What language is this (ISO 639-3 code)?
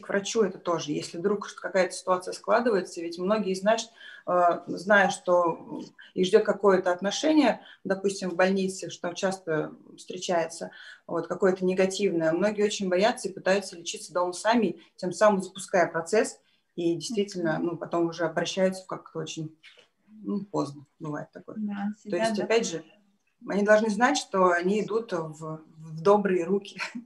rus